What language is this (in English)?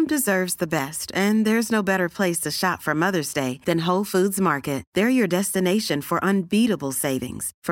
Urdu